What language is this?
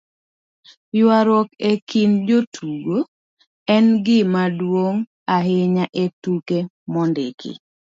Luo (Kenya and Tanzania)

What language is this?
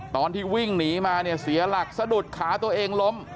Thai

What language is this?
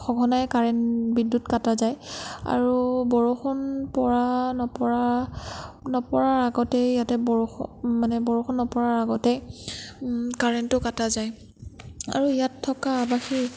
Assamese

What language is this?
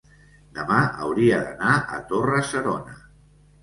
Catalan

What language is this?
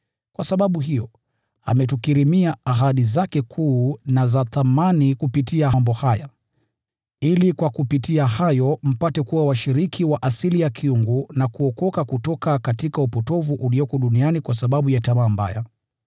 Swahili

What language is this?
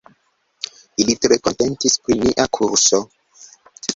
Esperanto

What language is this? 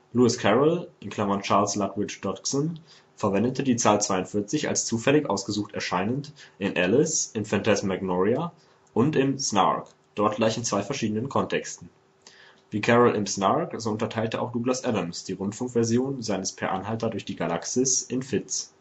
German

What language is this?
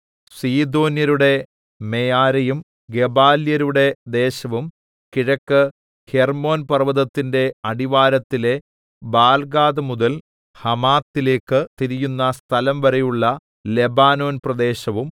Malayalam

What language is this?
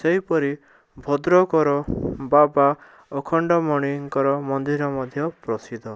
Odia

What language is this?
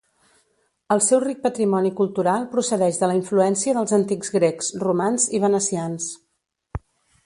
Catalan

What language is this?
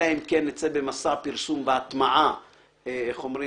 Hebrew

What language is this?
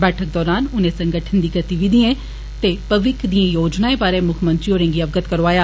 Dogri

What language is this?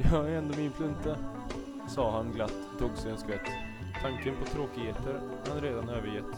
Swedish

